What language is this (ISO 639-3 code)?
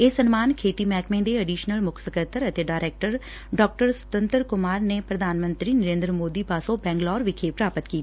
pan